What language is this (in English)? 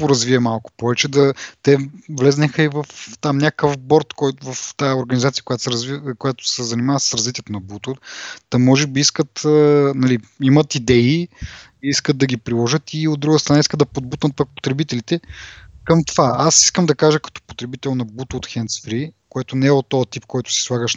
Bulgarian